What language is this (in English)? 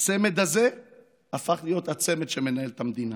Hebrew